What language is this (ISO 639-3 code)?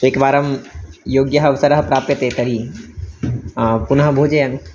san